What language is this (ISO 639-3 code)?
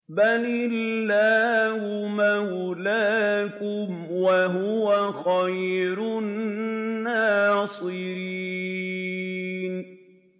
ara